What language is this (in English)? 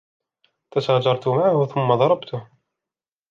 Arabic